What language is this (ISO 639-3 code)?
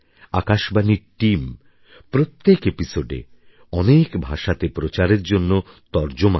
ben